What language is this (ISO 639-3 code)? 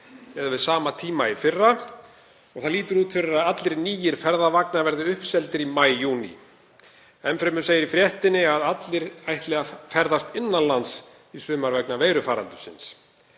isl